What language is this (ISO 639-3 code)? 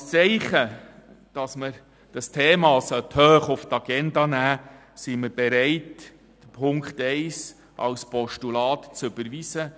gsw